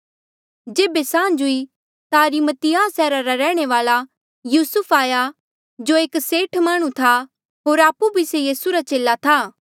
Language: Mandeali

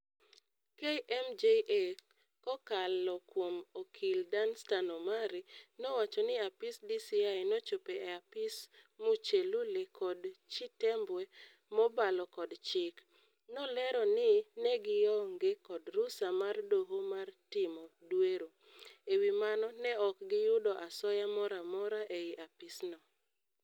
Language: Luo (Kenya and Tanzania)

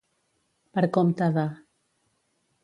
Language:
Catalan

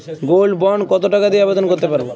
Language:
Bangla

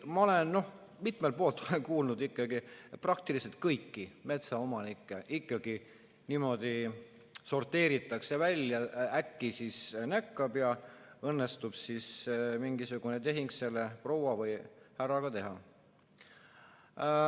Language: Estonian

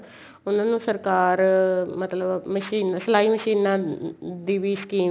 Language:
Punjabi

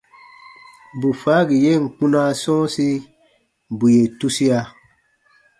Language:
Baatonum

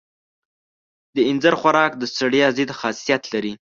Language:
Pashto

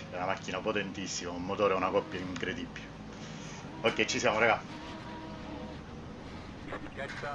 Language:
Italian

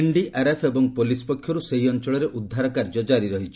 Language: Odia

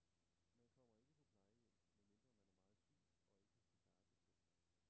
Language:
Danish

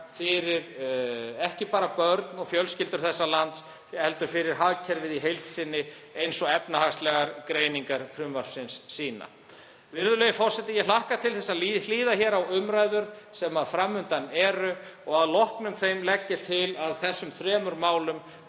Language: Icelandic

